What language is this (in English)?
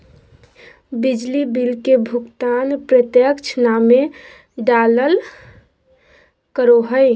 Magahi